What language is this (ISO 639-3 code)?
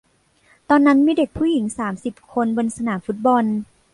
tha